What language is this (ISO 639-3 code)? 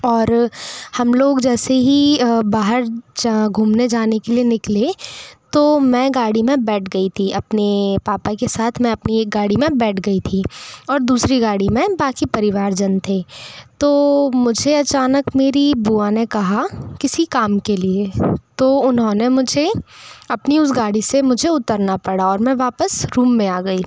hin